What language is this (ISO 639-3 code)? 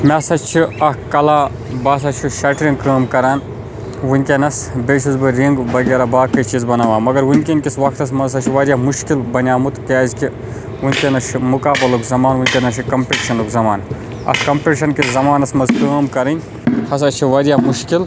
kas